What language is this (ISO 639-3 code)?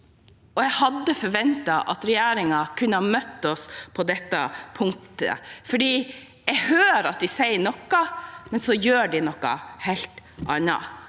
nor